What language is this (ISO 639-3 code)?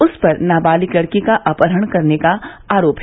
hin